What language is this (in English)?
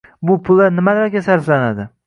Uzbek